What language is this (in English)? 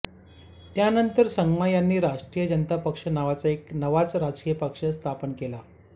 Marathi